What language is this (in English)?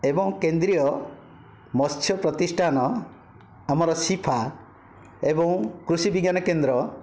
Odia